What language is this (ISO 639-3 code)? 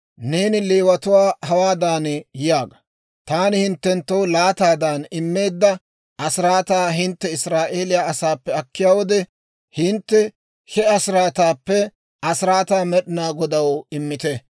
dwr